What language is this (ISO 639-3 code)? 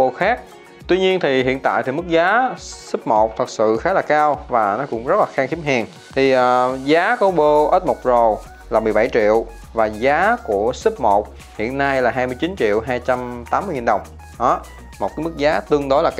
vie